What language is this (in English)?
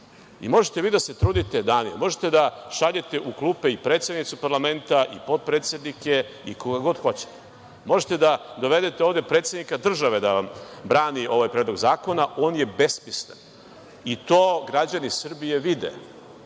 Serbian